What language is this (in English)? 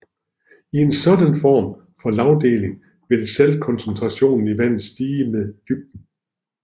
Danish